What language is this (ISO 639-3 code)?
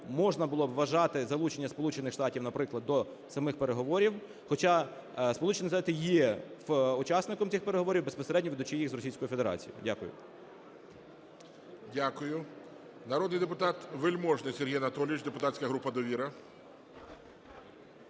ukr